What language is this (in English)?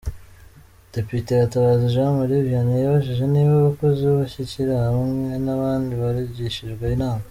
Kinyarwanda